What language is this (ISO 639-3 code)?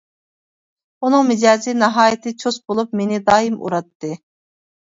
uig